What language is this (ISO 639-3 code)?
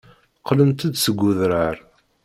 kab